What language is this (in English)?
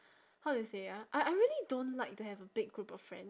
English